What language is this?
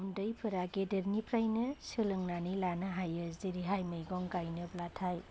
Bodo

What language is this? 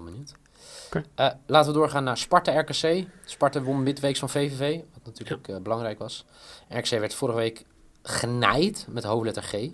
Dutch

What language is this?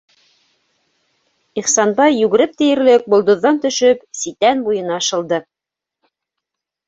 Bashkir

